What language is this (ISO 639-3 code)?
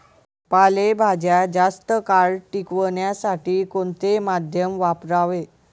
mar